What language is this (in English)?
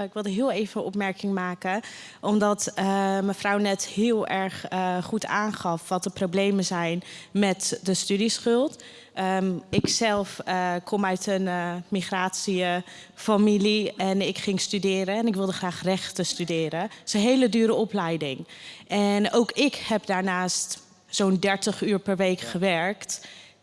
Dutch